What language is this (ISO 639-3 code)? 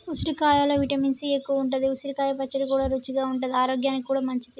tel